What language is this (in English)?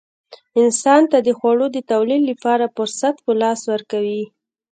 Pashto